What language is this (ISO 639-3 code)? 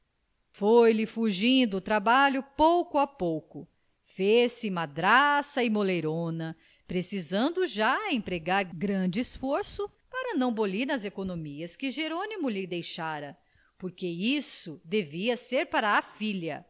por